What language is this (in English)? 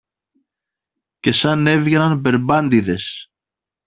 Greek